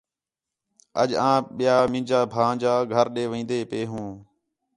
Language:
Khetrani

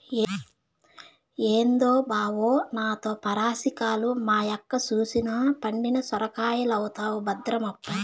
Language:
Telugu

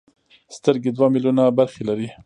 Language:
Pashto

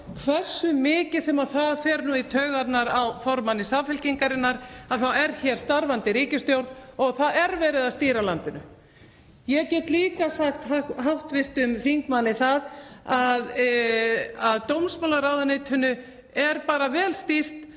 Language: Icelandic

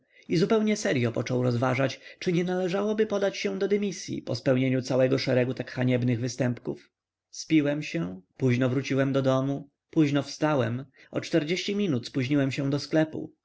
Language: Polish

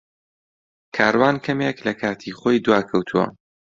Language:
Central Kurdish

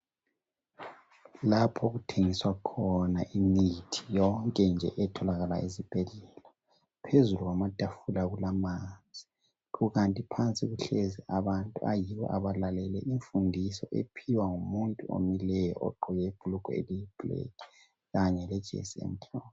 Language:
North Ndebele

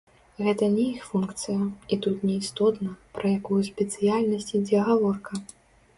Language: Belarusian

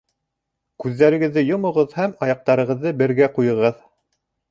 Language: Bashkir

